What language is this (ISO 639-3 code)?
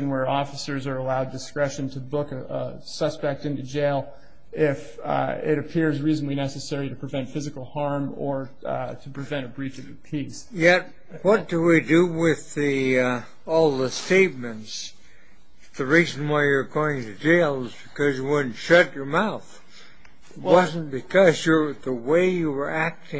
eng